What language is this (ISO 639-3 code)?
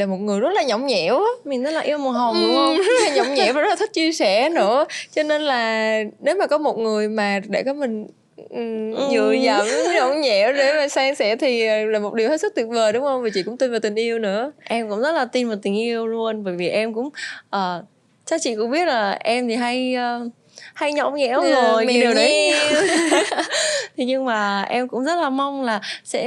vie